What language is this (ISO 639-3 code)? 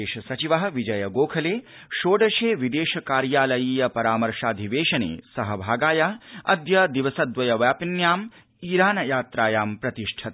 san